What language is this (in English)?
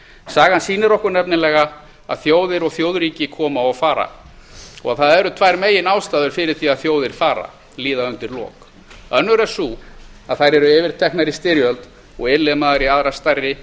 Icelandic